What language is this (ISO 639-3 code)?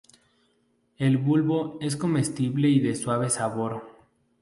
spa